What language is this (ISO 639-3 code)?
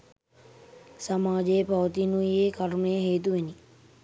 sin